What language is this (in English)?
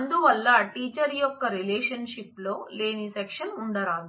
Telugu